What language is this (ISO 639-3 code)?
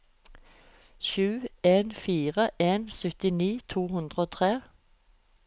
nor